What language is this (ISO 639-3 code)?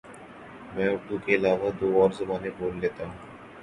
urd